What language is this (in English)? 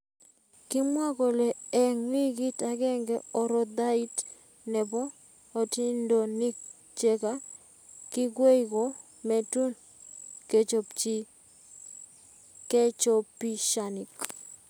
Kalenjin